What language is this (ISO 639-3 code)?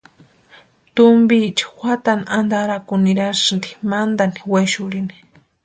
pua